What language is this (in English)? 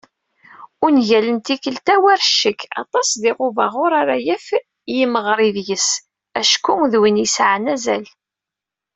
Kabyle